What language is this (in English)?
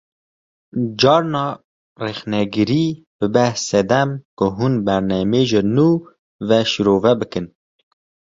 Kurdish